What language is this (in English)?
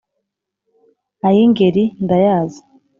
Kinyarwanda